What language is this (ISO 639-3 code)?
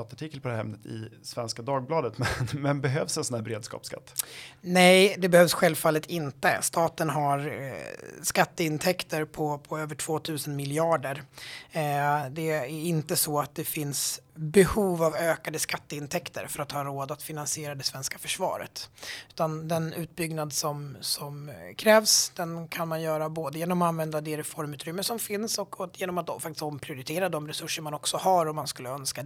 swe